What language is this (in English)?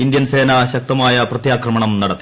Malayalam